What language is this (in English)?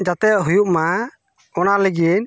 Santali